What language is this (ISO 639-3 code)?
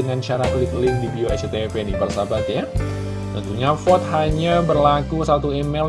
ind